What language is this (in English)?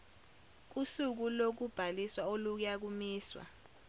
Zulu